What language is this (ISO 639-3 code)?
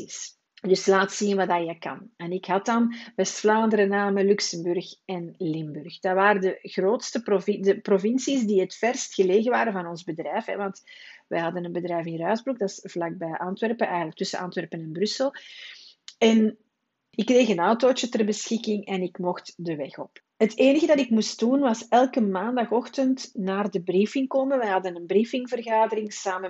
nld